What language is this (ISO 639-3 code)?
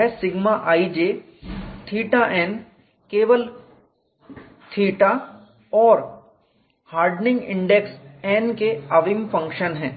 hin